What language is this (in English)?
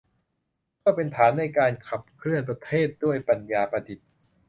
Thai